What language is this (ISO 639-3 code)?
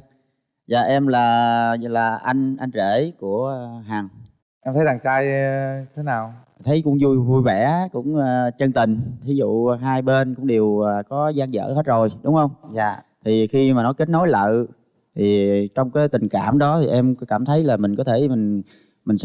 vie